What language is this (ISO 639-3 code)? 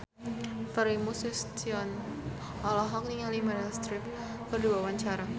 sun